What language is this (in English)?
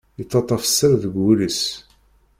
Kabyle